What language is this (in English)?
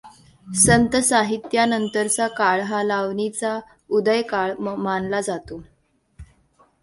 Marathi